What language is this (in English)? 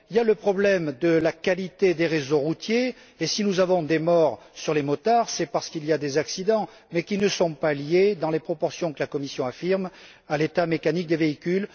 French